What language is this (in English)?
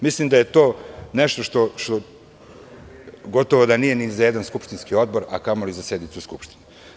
Serbian